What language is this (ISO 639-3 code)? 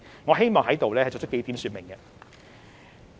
yue